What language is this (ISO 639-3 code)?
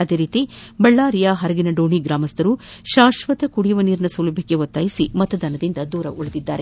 kan